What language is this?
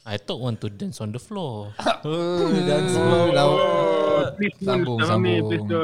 Malay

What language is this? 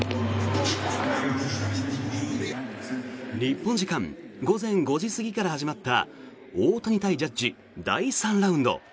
Japanese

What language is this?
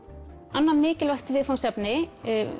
Icelandic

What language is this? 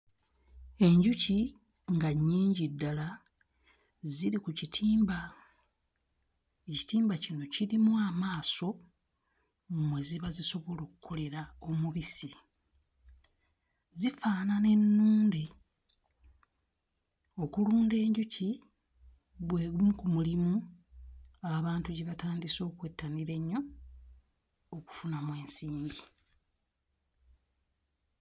Ganda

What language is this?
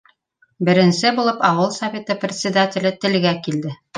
Bashkir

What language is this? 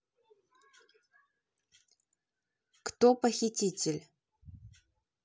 Russian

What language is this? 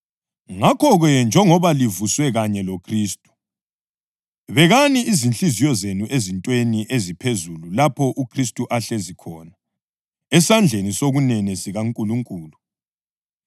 North Ndebele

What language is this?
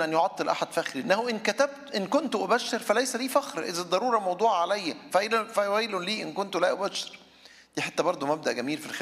Arabic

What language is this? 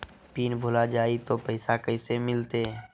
Magahi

